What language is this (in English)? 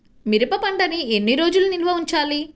Telugu